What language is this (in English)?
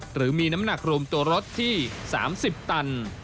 Thai